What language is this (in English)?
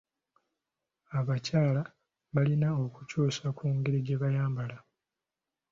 Ganda